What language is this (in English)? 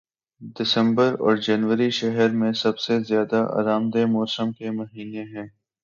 Urdu